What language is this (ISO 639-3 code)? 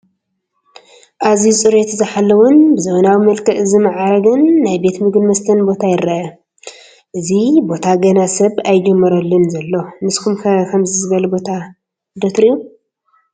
tir